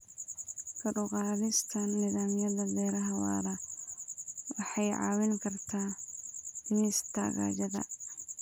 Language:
Somali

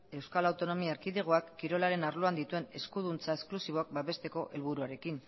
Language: Basque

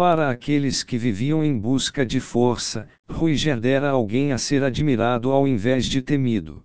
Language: Portuguese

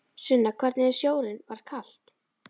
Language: Icelandic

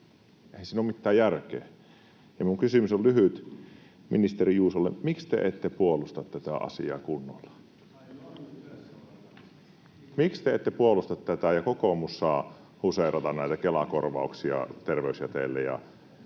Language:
Finnish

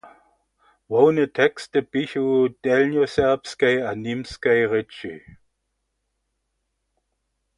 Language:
Upper Sorbian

